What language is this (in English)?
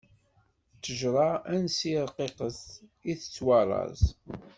Kabyle